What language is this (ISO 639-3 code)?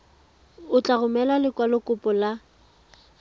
tsn